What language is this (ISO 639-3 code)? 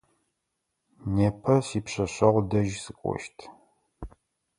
ady